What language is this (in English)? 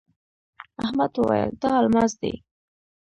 Pashto